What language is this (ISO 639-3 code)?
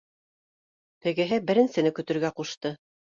bak